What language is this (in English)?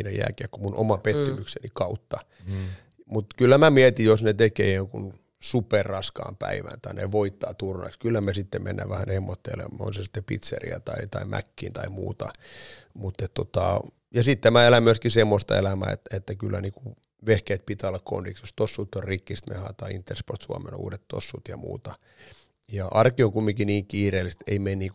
Finnish